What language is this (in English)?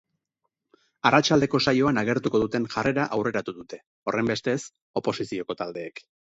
Basque